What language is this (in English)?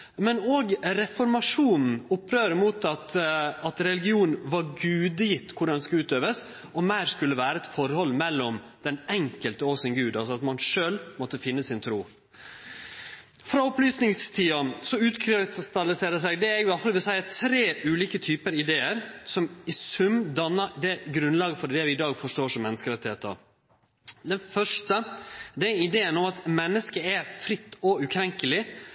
Norwegian Nynorsk